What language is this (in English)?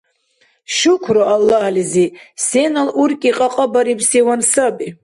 Dargwa